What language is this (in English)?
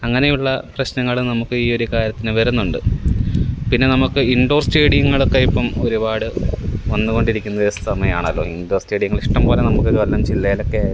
Malayalam